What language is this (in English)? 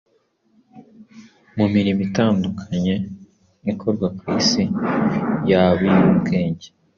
Kinyarwanda